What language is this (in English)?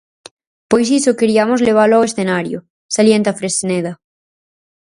Galician